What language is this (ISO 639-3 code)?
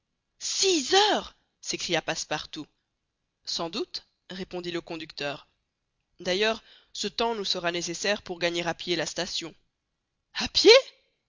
fra